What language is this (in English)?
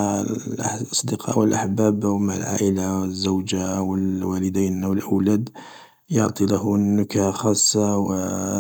Algerian Arabic